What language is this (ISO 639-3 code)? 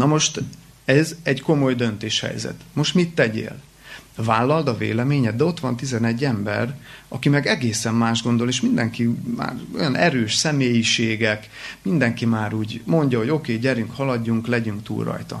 hun